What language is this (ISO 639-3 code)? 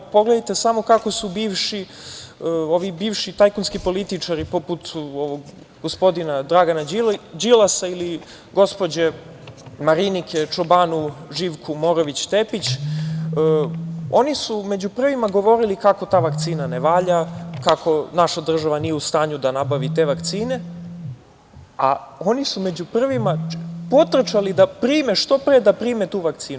srp